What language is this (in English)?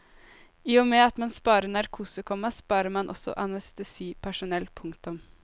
Norwegian